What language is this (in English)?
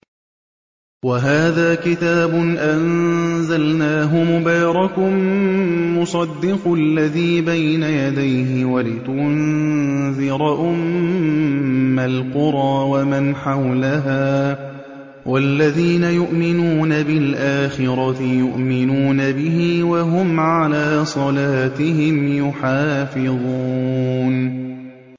Arabic